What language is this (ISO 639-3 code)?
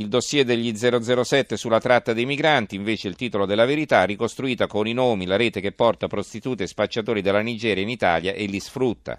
ita